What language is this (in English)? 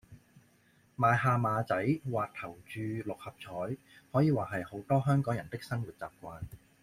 Cantonese